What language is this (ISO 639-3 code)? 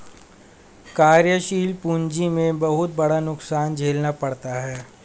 hin